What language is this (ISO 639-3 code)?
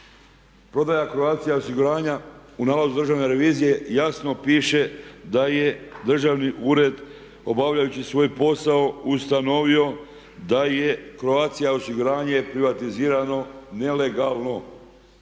hrv